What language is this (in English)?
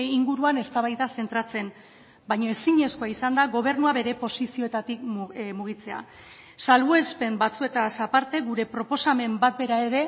Basque